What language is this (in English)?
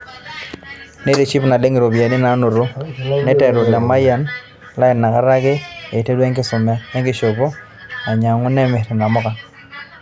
Masai